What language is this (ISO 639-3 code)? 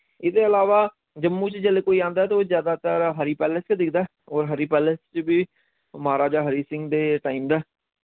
doi